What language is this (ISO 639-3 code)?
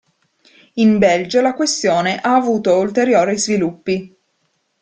ita